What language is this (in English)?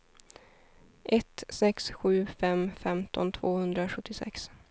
Swedish